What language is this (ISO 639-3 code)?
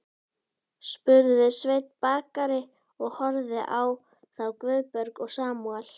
isl